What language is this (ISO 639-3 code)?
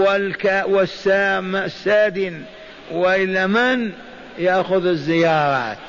ara